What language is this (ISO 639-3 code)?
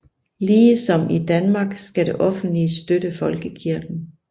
dan